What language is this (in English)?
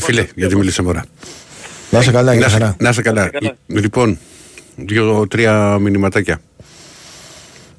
Greek